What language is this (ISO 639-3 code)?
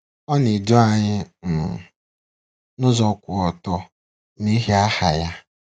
ibo